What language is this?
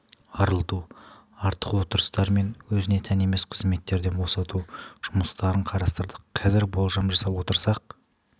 Kazakh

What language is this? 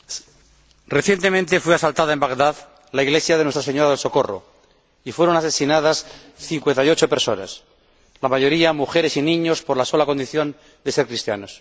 Spanish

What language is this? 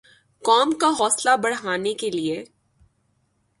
Urdu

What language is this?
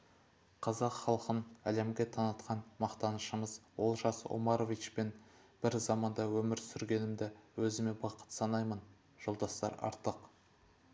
Kazakh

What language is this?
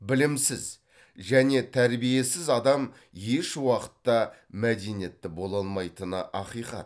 Kazakh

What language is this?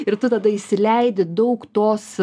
Lithuanian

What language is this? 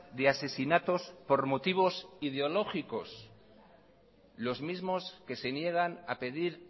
Spanish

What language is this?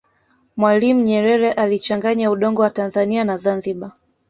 Swahili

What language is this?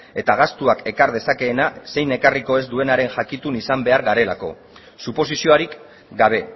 Basque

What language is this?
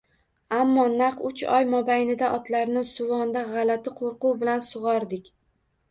Uzbek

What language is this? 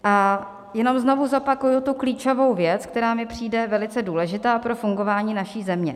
Czech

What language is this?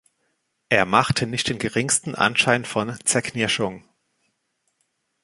German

